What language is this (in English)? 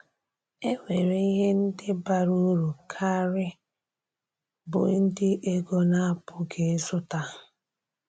Igbo